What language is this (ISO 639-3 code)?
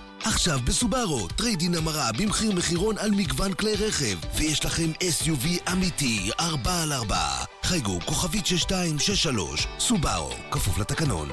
heb